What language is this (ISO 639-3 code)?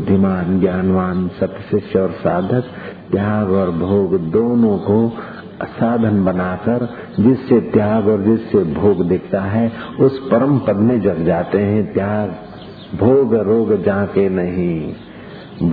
hin